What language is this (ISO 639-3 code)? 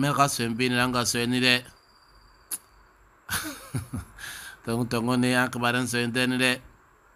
ara